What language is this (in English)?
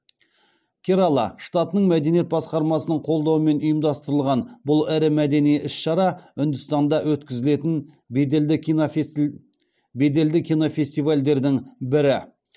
Kazakh